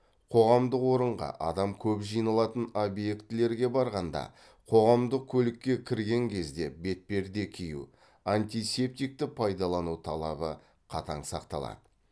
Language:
Kazakh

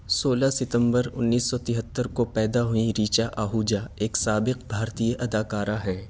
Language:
Urdu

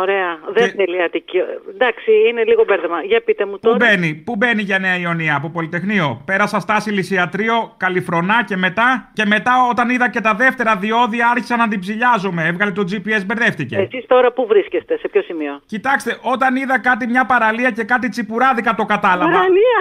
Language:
Greek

